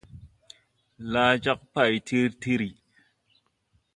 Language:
Tupuri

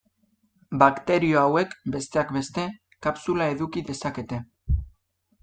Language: Basque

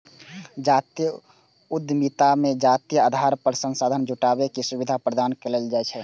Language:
Maithili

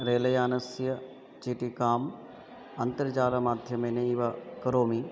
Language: Sanskrit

